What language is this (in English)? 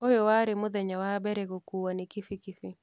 Kikuyu